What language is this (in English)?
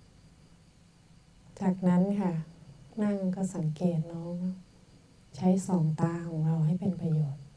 Thai